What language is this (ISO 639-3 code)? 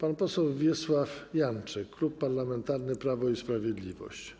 pol